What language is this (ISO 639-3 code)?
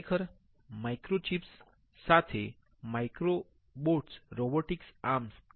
guj